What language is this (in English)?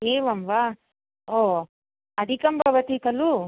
Sanskrit